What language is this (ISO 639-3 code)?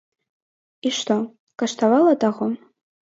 bel